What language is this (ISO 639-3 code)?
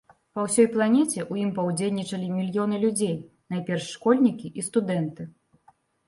bel